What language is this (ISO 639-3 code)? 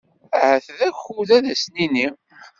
kab